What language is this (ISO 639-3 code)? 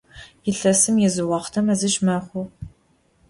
ady